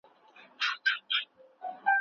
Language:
Pashto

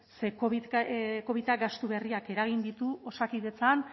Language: Basque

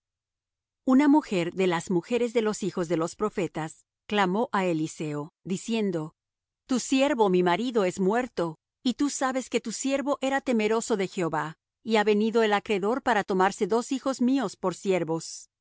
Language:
Spanish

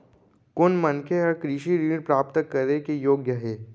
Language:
Chhattisgarhi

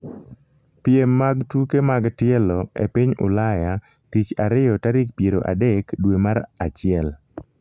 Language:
Luo (Kenya and Tanzania)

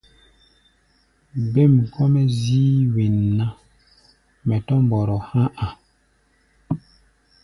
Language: Gbaya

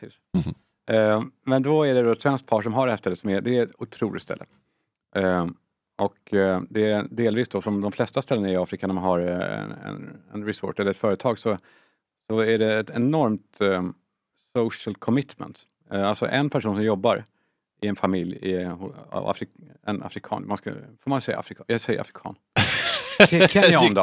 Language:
Swedish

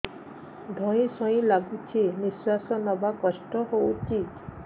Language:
Odia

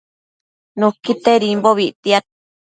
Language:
Matsés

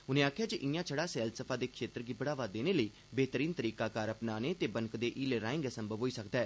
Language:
Dogri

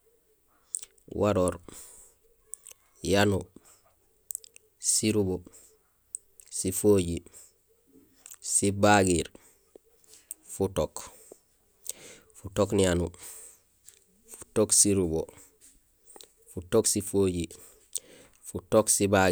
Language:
Gusilay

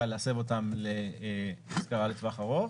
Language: Hebrew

